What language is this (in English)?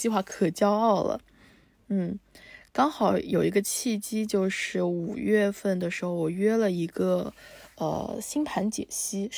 Chinese